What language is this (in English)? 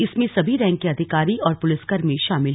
Hindi